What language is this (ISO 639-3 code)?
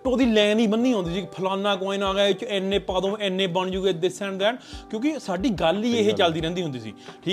pan